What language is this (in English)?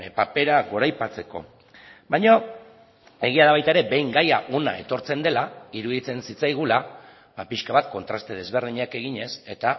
Basque